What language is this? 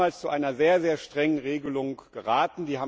German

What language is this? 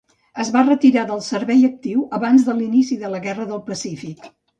Catalan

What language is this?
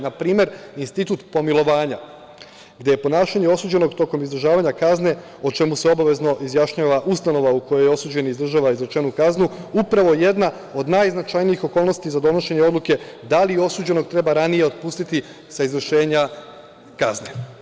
Serbian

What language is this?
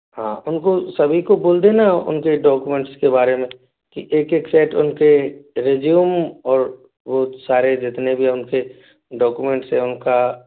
Hindi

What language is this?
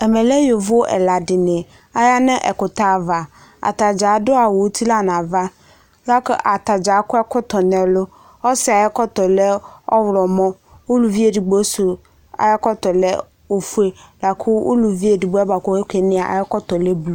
Ikposo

